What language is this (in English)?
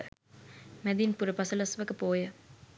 Sinhala